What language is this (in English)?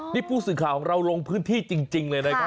Thai